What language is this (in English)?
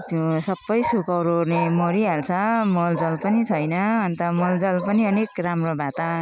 Nepali